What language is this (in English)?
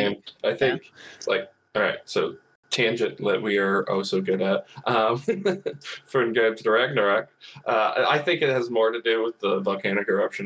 English